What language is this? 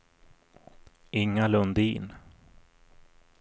Swedish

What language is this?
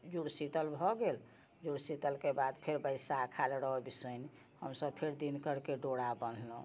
Maithili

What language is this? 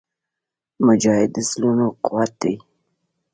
Pashto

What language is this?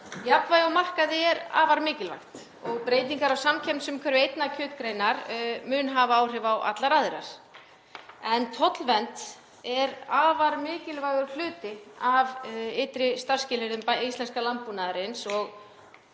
Icelandic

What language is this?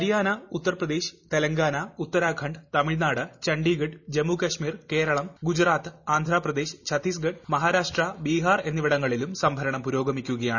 Malayalam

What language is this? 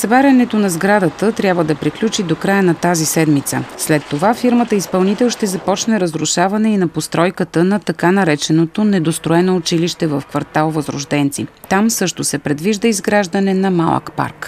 Bulgarian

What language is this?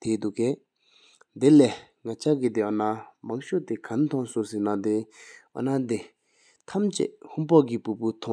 Sikkimese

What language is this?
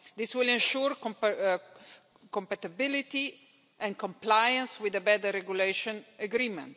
English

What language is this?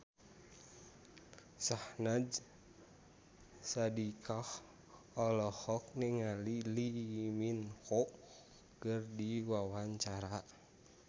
Sundanese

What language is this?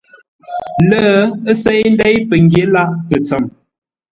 Ngombale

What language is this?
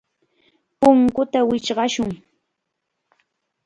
Chiquián Ancash Quechua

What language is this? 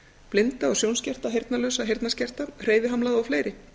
Icelandic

